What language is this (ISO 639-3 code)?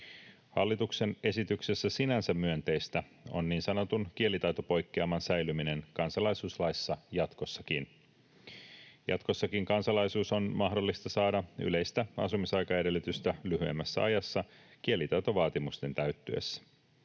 fin